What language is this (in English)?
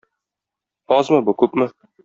Tatar